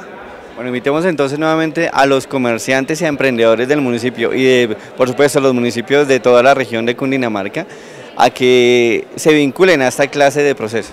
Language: Spanish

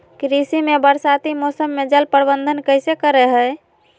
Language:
Magahi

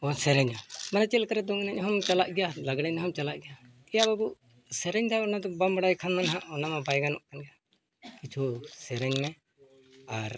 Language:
Santali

